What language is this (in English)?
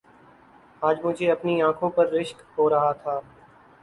Urdu